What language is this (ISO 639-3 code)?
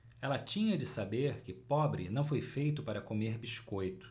por